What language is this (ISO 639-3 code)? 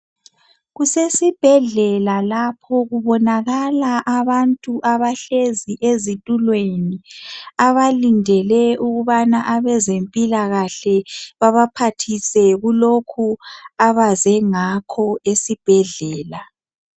nde